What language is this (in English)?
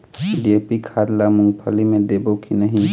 Chhattisgarhi